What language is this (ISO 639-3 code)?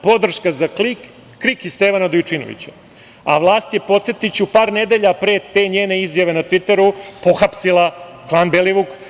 srp